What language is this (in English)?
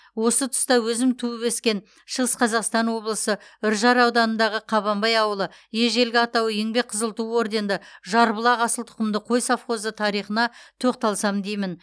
Kazakh